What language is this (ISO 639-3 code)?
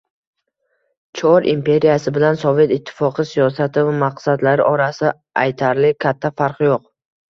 uzb